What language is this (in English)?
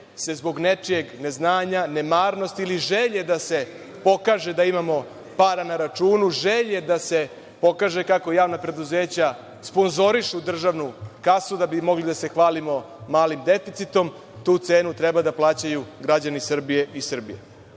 Serbian